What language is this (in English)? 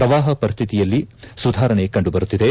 Kannada